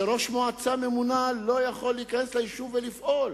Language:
Hebrew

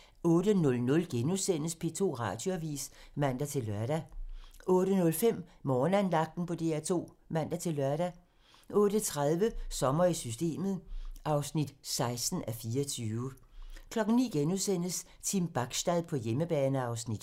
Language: Danish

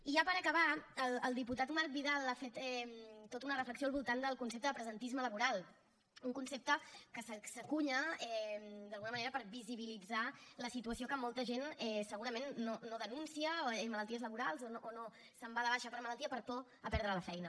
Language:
Catalan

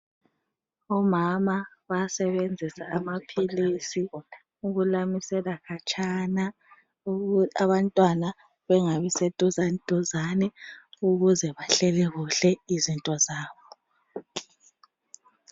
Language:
North Ndebele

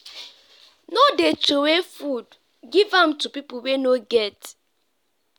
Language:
Nigerian Pidgin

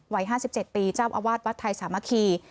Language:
Thai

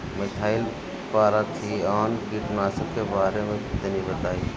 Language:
Bhojpuri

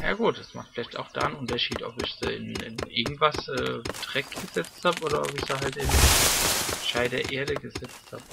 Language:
German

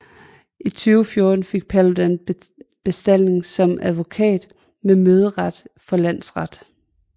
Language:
Danish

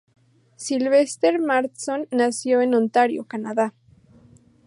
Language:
Spanish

